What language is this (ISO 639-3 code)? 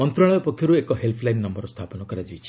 ori